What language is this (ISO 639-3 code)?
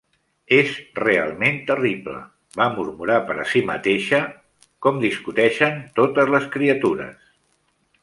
cat